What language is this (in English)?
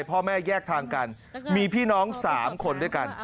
Thai